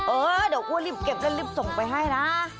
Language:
Thai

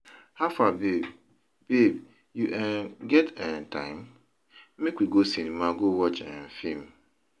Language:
Nigerian Pidgin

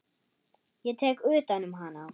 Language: Icelandic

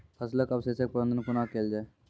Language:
Maithili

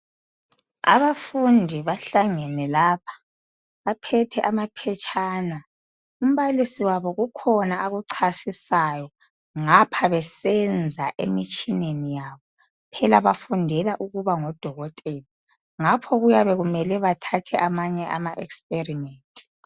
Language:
North Ndebele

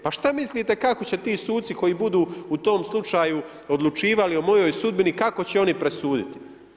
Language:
Croatian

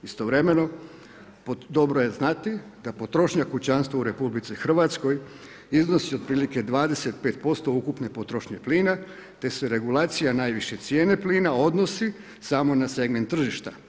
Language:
Croatian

